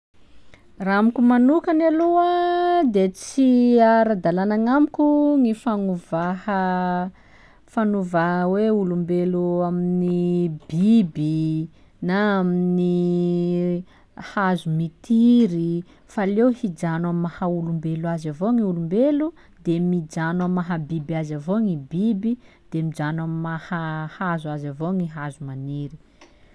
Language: Sakalava Malagasy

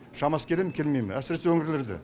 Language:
Kazakh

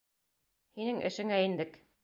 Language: Bashkir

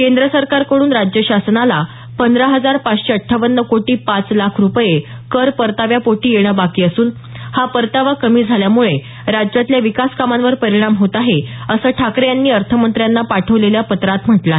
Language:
Marathi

